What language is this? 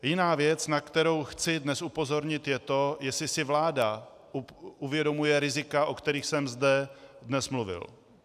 Czech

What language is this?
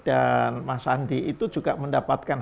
Indonesian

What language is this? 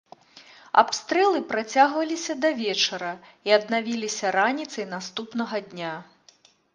Belarusian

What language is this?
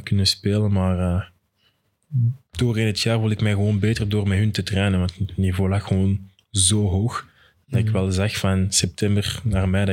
Dutch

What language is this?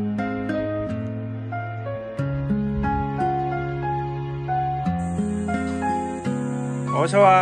Korean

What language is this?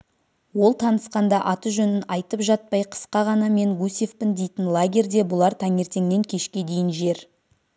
Kazakh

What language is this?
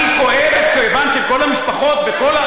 Hebrew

